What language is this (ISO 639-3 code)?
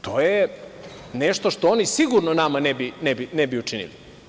srp